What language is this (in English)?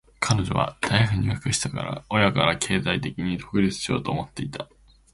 Japanese